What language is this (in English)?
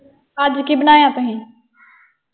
Punjabi